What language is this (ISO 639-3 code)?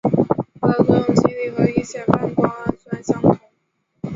zho